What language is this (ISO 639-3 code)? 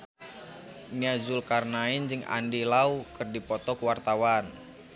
sun